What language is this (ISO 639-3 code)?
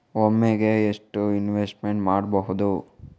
kan